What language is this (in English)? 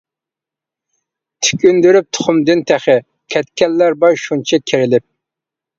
Uyghur